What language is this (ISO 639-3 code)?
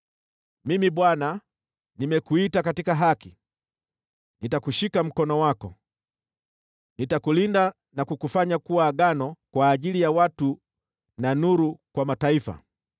swa